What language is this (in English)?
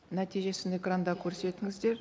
Kazakh